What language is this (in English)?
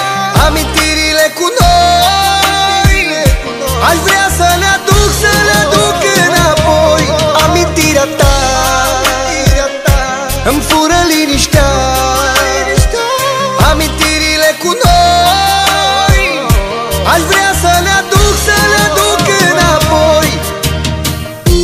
Romanian